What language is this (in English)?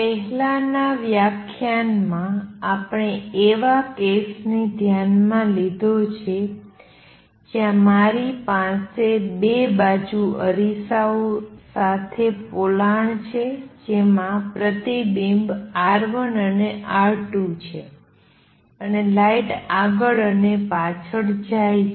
Gujarati